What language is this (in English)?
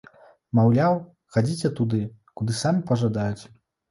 Belarusian